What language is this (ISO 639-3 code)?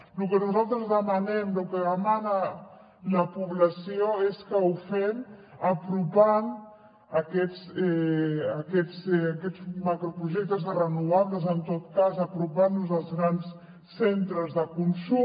cat